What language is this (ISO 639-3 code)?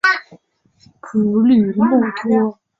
zho